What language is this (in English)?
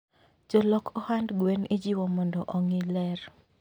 Luo (Kenya and Tanzania)